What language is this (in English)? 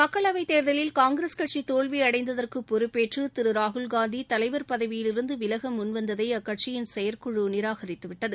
Tamil